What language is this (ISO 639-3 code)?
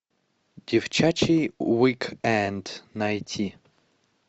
rus